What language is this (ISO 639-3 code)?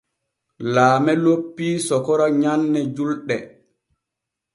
fue